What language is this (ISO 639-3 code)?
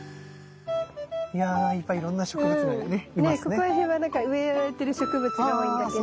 jpn